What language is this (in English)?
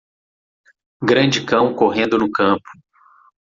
Portuguese